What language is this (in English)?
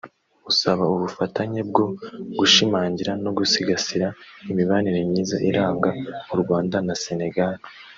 Kinyarwanda